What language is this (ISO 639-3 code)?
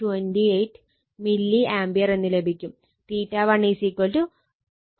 mal